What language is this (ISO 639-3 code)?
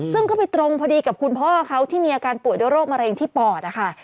tha